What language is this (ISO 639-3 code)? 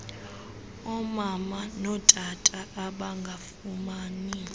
xho